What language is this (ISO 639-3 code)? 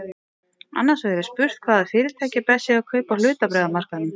isl